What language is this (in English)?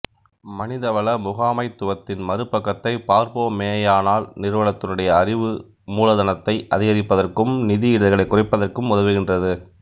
Tamil